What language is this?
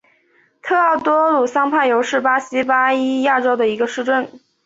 Chinese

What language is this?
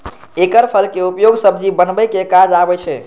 Maithili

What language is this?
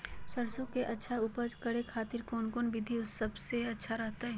Magahi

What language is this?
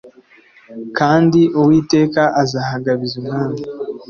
Kinyarwanda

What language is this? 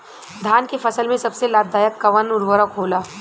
Bhojpuri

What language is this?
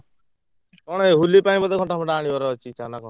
Odia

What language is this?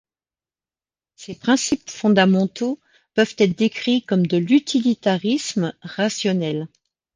French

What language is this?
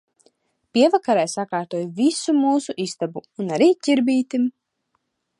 Latvian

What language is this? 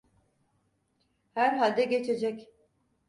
Turkish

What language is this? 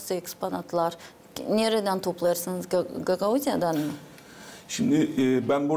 Turkish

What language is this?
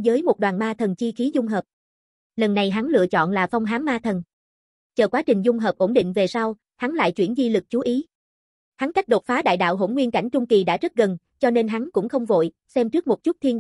Vietnamese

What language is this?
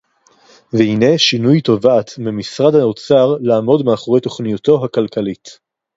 Hebrew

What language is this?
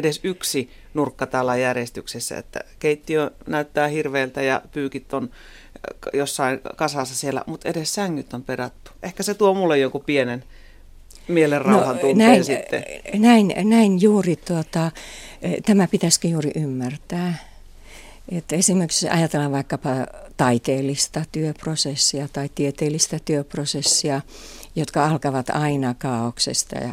Finnish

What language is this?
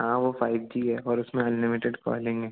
Hindi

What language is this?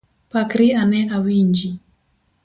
Luo (Kenya and Tanzania)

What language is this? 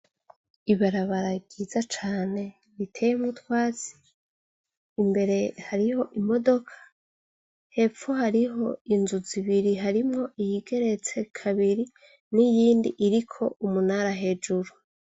Rundi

